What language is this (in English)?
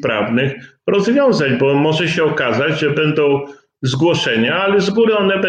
Polish